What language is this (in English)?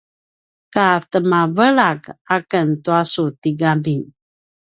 Paiwan